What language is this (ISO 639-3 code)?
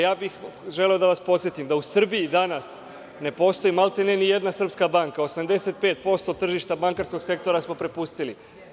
srp